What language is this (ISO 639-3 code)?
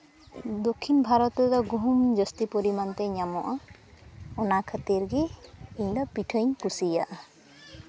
sat